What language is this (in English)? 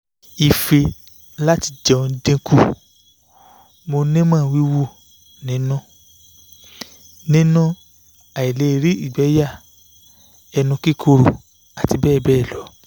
Yoruba